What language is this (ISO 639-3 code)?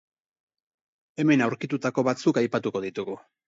eus